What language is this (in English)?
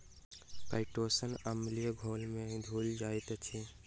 Maithili